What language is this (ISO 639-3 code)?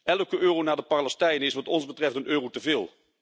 nld